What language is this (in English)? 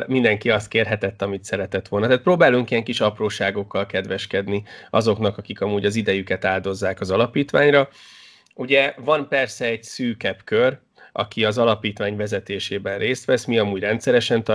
Hungarian